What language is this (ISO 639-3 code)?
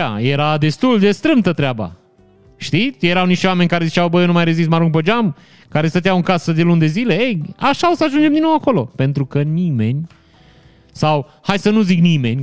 ron